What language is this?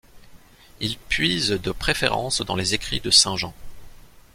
French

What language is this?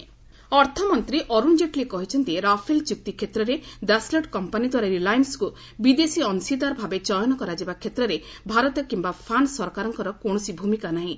Odia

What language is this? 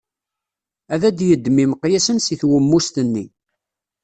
Kabyle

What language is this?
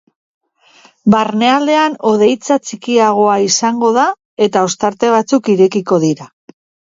Basque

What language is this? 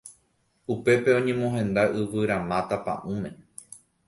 Guarani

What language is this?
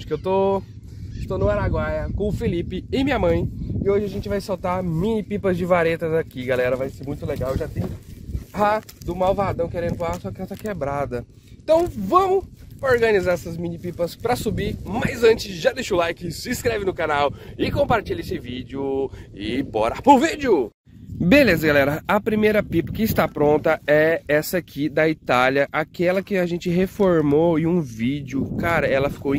Portuguese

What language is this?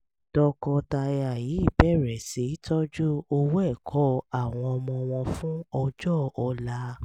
Yoruba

